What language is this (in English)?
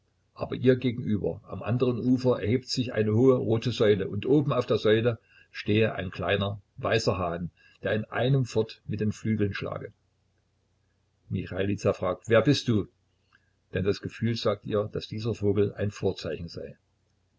German